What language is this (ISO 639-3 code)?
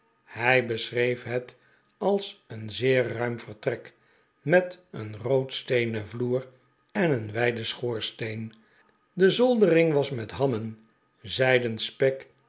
nld